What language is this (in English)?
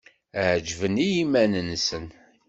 Kabyle